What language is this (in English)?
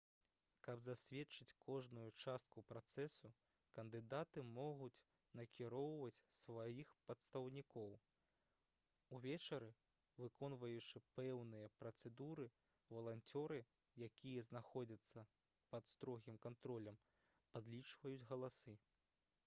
Belarusian